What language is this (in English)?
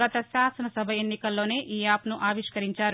Telugu